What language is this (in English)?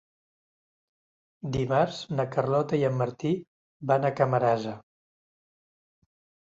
Catalan